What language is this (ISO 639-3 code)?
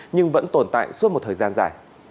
vie